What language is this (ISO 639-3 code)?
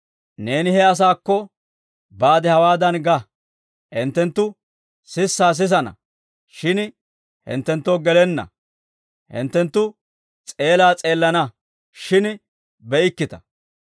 dwr